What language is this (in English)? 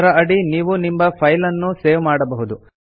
Kannada